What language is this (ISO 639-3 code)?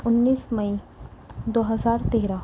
urd